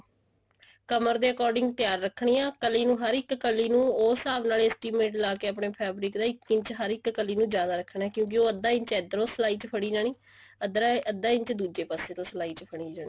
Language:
Punjabi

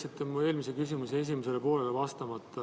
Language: Estonian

